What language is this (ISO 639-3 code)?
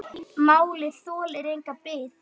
isl